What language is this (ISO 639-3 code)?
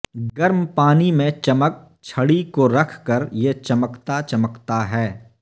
urd